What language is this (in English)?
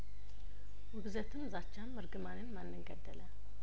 Amharic